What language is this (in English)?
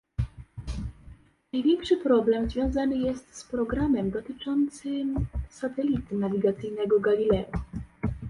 Polish